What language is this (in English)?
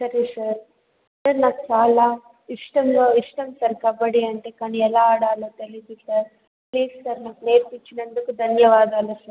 Telugu